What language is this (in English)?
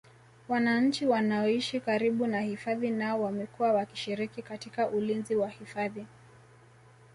Swahili